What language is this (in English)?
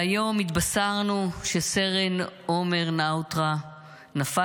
Hebrew